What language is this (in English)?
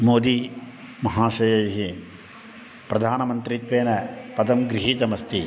Sanskrit